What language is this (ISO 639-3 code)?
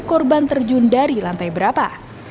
ind